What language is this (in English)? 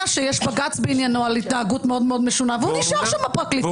Hebrew